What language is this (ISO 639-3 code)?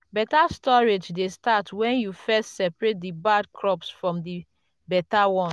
pcm